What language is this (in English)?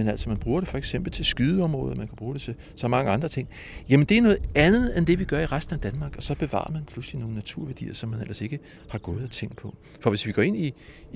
Danish